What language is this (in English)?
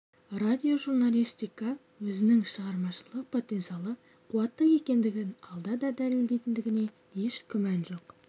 Kazakh